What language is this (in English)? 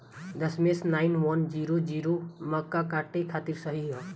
Bhojpuri